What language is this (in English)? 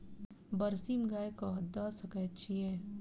Maithili